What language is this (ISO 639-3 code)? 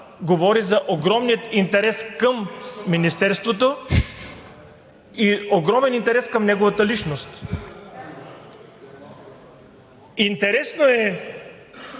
bul